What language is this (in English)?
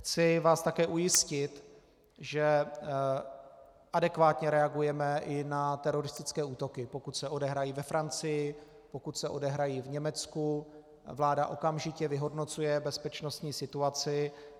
Czech